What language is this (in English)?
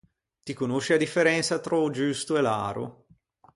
Ligurian